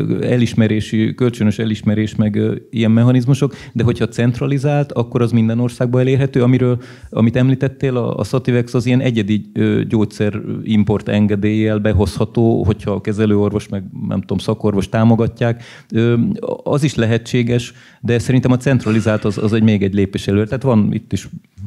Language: Hungarian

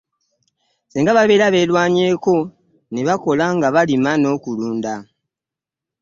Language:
Ganda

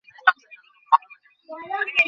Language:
Bangla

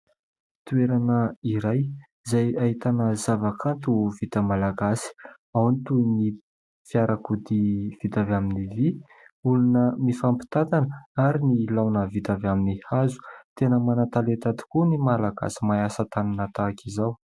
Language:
Malagasy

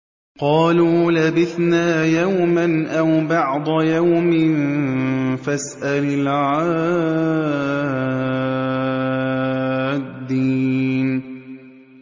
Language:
Arabic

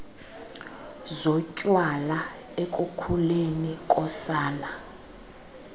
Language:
Xhosa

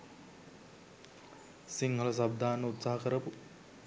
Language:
Sinhala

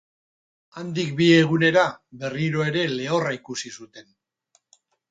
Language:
Basque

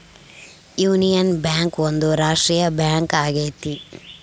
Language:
Kannada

